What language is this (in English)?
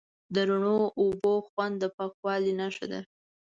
Pashto